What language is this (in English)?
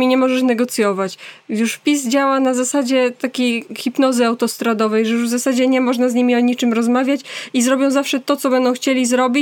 Polish